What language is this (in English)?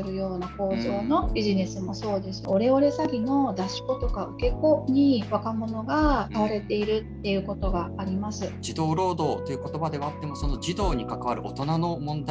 Japanese